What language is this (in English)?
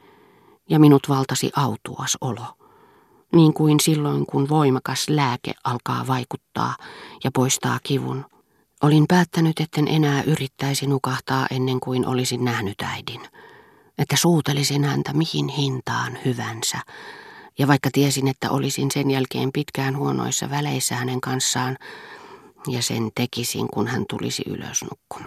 Finnish